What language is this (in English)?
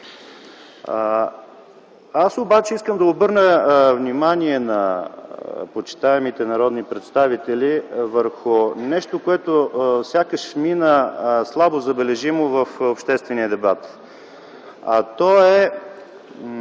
Bulgarian